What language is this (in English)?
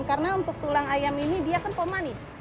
Indonesian